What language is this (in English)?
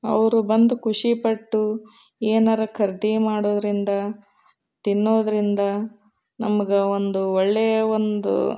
Kannada